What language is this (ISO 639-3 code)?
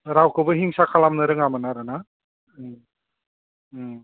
brx